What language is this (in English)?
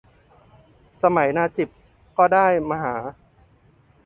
Thai